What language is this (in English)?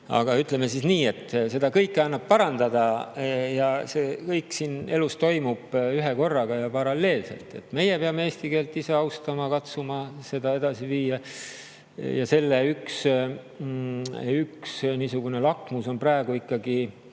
Estonian